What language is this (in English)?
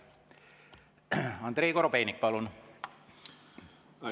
Estonian